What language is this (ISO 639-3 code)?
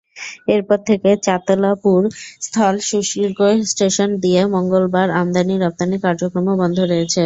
ben